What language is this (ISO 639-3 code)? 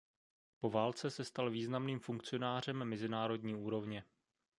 ces